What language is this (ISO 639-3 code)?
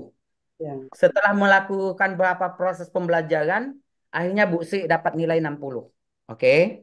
ind